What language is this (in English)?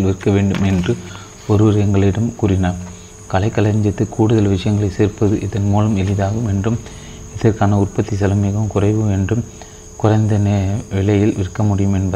Tamil